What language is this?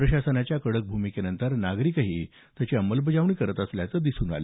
Marathi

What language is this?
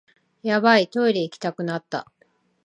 Japanese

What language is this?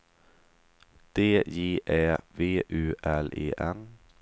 Swedish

